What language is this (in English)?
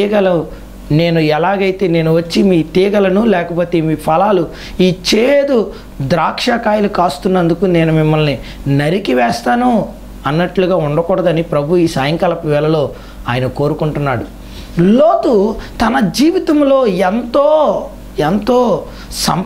Indonesian